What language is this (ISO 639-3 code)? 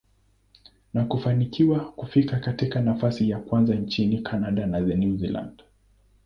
swa